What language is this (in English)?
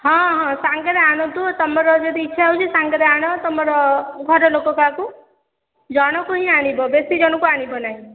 Odia